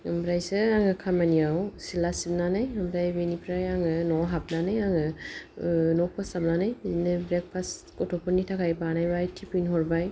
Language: Bodo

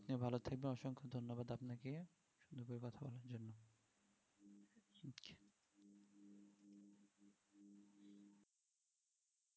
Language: Bangla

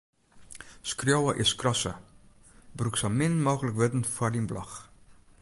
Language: Western Frisian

